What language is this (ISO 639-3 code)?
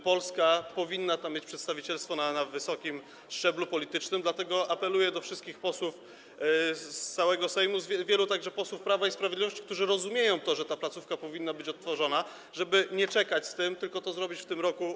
pol